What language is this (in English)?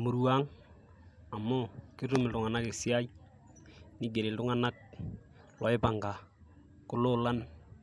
Masai